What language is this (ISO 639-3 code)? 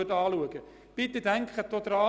gsw